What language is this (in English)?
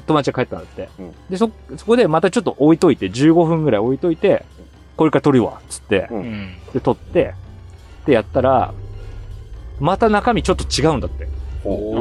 Japanese